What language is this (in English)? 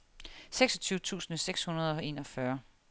Danish